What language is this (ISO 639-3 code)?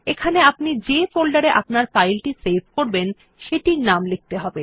ben